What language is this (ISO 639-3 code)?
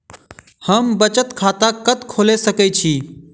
mai